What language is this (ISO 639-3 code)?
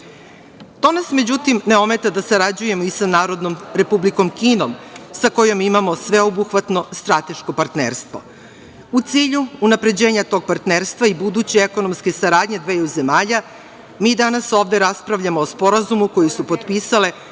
srp